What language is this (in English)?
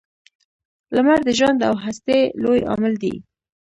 Pashto